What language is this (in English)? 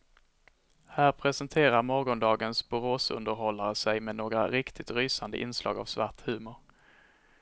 Swedish